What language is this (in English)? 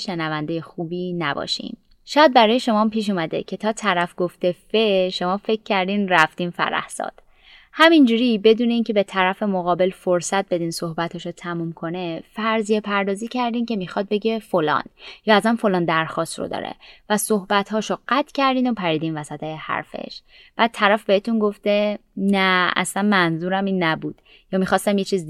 Persian